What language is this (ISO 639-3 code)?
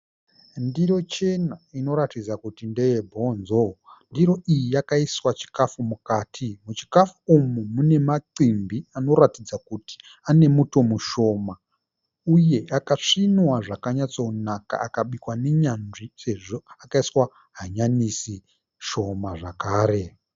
sna